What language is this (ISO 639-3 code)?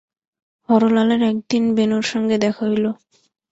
ben